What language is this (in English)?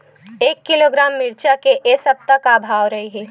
Chhattisgarhi